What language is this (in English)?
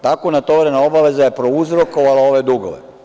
Serbian